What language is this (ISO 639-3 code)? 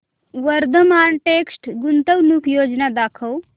mar